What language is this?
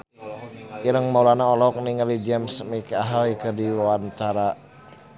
Sundanese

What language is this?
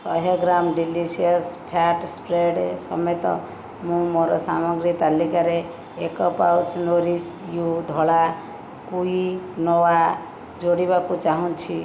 Odia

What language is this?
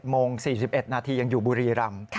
Thai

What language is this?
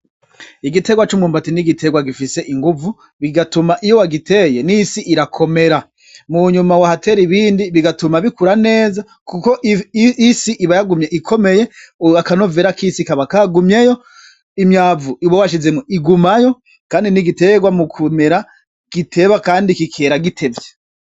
Rundi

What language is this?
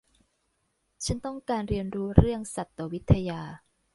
Thai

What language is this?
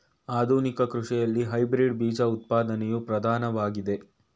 Kannada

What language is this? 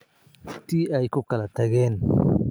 Somali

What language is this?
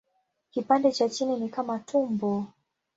Swahili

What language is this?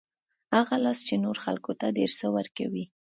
Pashto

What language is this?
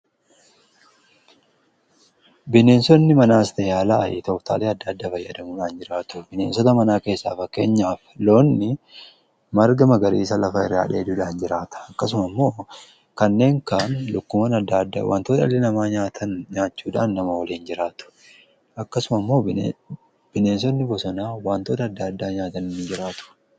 Oromo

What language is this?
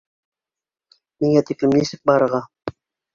Bashkir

